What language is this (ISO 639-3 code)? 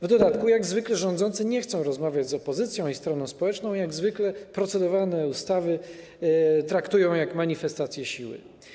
pol